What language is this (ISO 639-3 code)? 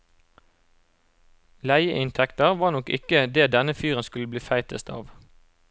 nor